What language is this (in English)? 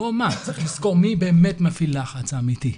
Hebrew